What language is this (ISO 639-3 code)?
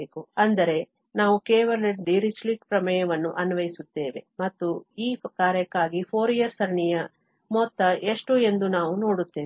kan